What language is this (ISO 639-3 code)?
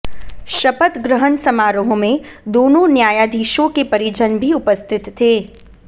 hin